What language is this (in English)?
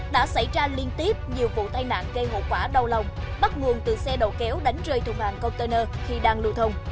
Vietnamese